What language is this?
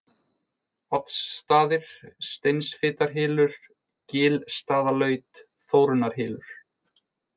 Icelandic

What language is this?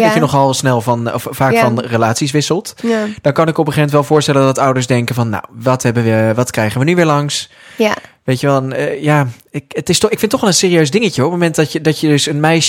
Dutch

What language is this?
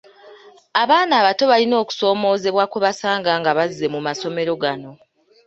Ganda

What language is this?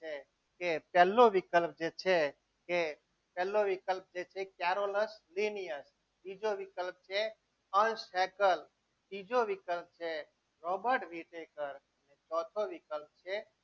Gujarati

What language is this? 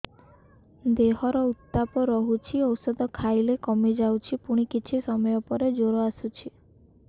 Odia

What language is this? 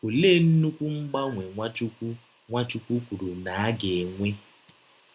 Igbo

